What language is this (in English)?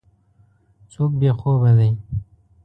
Pashto